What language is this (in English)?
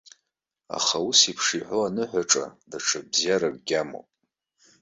Abkhazian